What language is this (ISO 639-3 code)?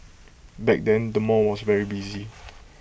eng